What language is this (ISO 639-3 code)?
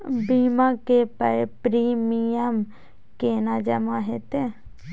mai